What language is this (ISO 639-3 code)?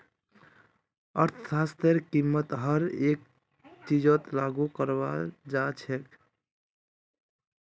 mag